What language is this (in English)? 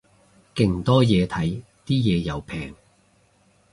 Cantonese